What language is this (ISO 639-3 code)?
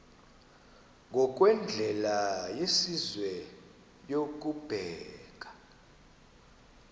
xho